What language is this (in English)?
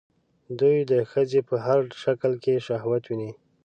Pashto